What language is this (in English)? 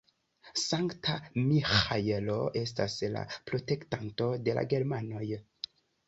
Esperanto